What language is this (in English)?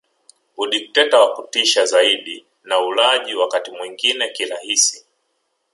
Swahili